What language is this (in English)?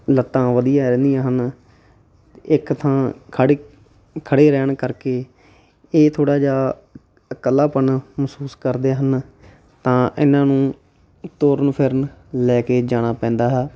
Punjabi